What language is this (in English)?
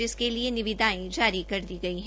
Hindi